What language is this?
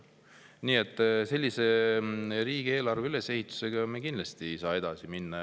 Estonian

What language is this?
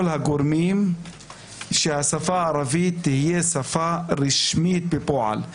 Hebrew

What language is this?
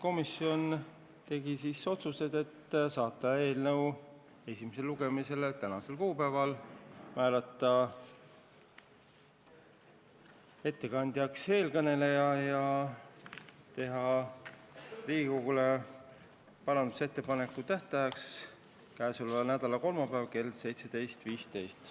Estonian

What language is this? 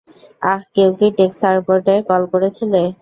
Bangla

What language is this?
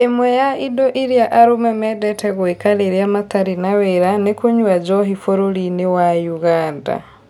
Kikuyu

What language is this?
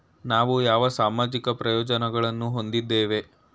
Kannada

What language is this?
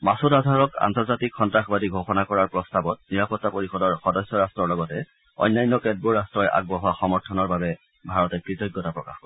Assamese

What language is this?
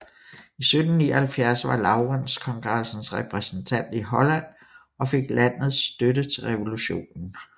Danish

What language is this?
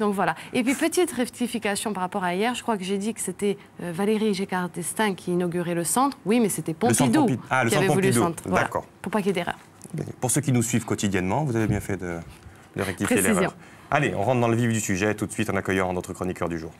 French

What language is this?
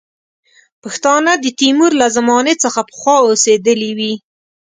Pashto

